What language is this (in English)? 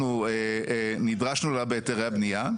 Hebrew